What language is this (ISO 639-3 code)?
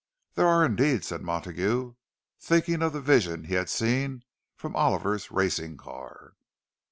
eng